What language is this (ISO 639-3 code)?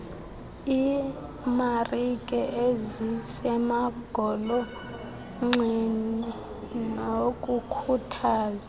xho